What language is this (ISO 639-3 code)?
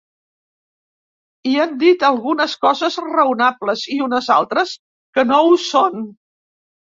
cat